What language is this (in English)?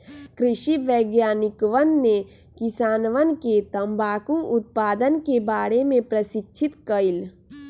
Magahi